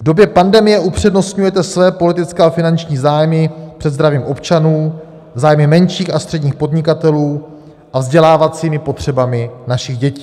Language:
Czech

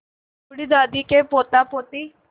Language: Hindi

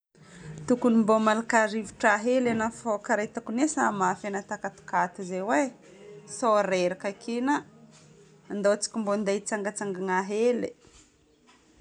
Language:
Northern Betsimisaraka Malagasy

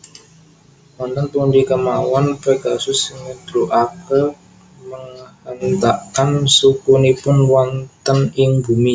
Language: Javanese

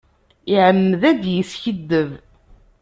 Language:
Kabyle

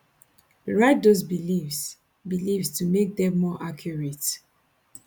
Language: Nigerian Pidgin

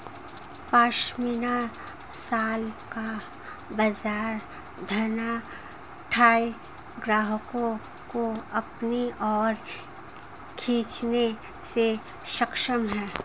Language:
Hindi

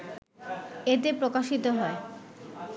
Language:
Bangla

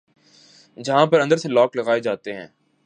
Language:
Urdu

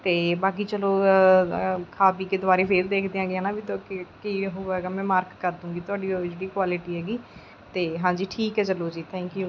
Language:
Punjabi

